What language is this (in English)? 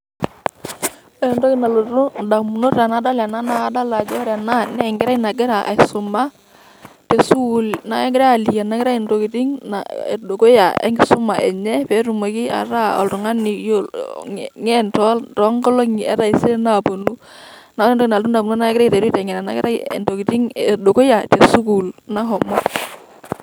Masai